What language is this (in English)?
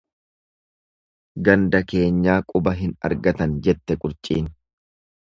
Oromo